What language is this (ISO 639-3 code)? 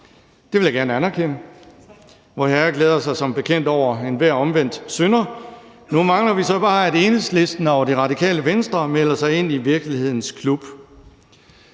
dan